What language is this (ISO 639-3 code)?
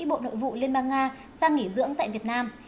vie